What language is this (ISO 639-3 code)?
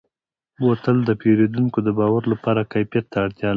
pus